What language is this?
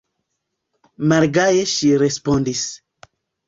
Esperanto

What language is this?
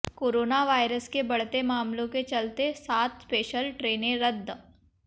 Hindi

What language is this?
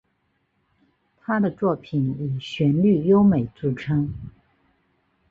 Chinese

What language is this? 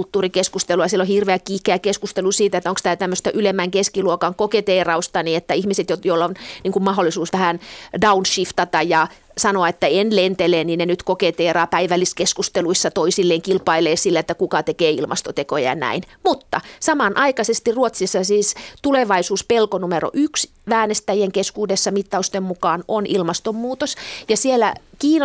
Finnish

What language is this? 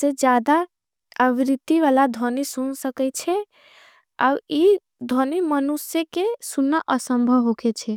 Angika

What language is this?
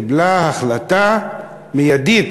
Hebrew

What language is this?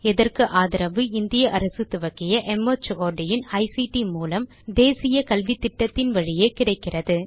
Tamil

